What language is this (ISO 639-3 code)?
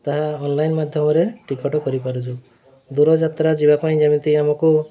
ori